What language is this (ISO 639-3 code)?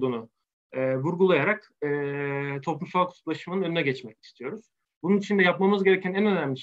tur